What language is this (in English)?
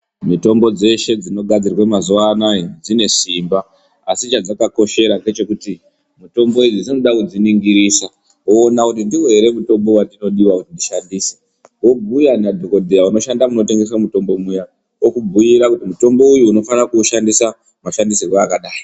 Ndau